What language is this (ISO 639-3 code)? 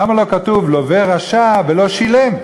heb